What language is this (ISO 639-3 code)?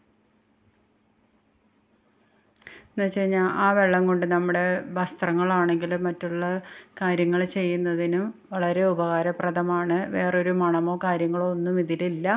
mal